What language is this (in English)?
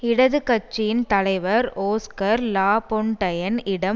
Tamil